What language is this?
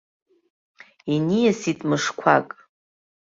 Abkhazian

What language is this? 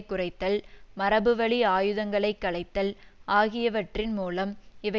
Tamil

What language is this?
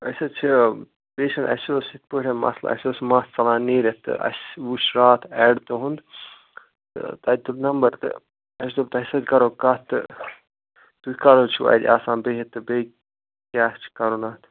Kashmiri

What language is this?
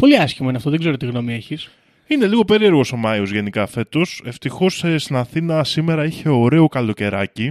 Greek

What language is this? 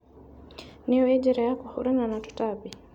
Kikuyu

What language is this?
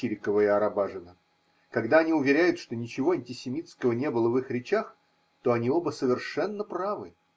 Russian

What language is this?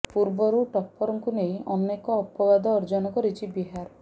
Odia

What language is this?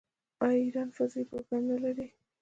Pashto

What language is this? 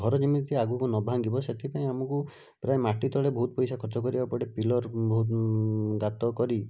Odia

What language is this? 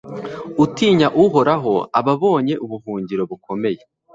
Kinyarwanda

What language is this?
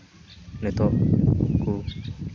Santali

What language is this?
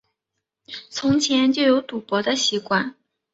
Chinese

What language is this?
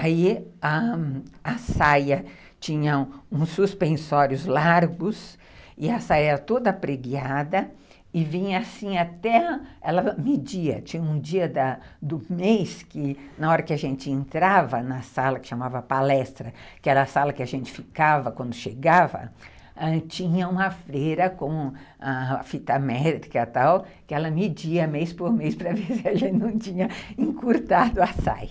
Portuguese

